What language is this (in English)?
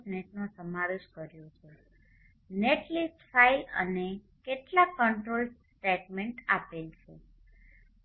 Gujarati